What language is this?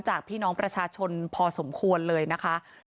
Thai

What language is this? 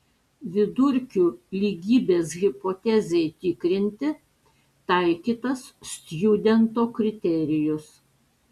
Lithuanian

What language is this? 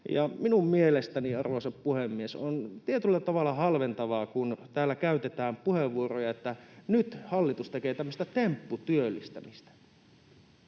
Finnish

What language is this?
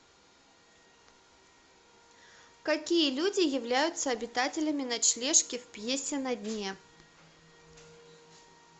Russian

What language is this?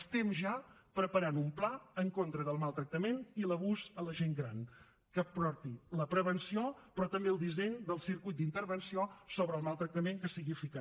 Catalan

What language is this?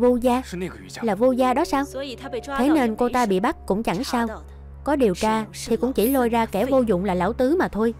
Vietnamese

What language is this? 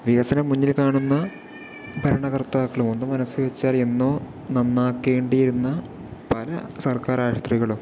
Malayalam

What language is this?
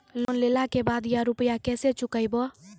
Maithili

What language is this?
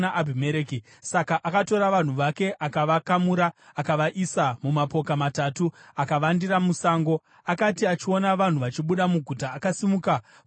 Shona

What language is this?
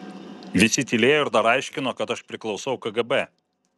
Lithuanian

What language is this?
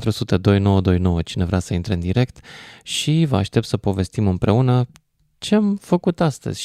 Romanian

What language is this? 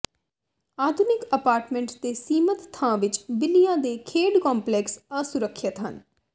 Punjabi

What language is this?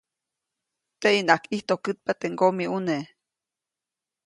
Copainalá Zoque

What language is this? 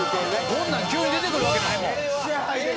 Japanese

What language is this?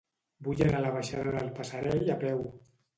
Catalan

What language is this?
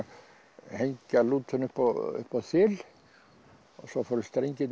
Icelandic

